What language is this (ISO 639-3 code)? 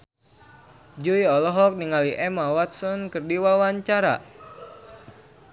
sun